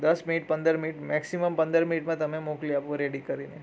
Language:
Gujarati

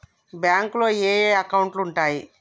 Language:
Telugu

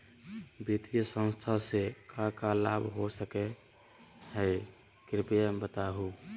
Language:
Magahi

